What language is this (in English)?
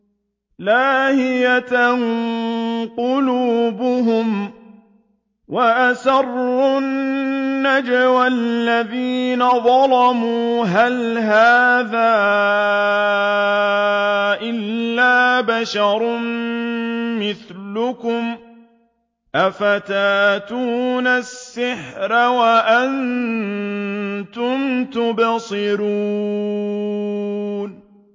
Arabic